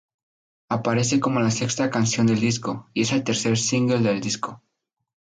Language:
Spanish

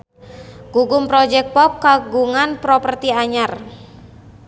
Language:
Sundanese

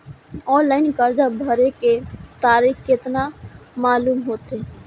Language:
Maithili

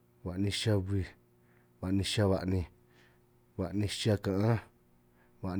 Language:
San Martín Itunyoso Triqui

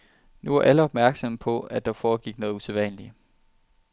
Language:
Danish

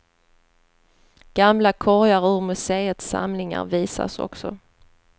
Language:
Swedish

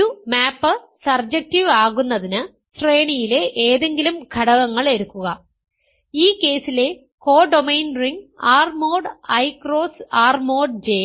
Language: Malayalam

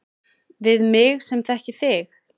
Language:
Icelandic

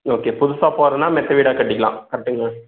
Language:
Tamil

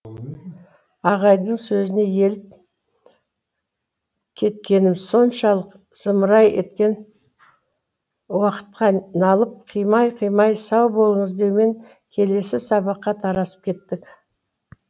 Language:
Kazakh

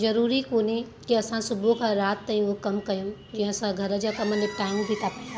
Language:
Sindhi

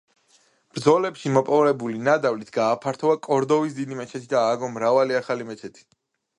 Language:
Georgian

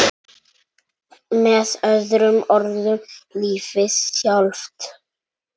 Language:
Icelandic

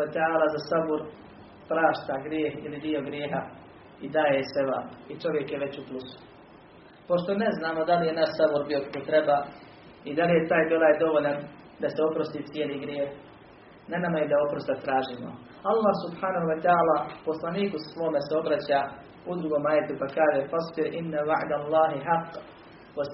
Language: Croatian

